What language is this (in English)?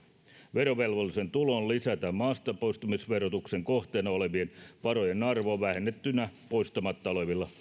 Finnish